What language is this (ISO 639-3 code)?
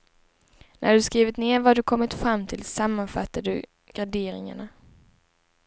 swe